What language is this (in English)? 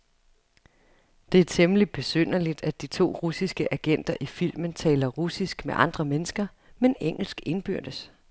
Danish